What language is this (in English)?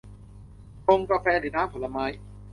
Thai